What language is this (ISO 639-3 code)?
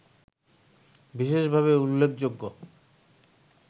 ben